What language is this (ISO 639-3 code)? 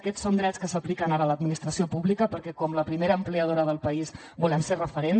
cat